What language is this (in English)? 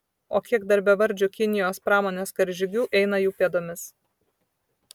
Lithuanian